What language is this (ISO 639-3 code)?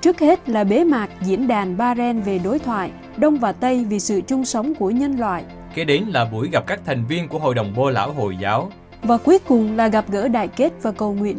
vie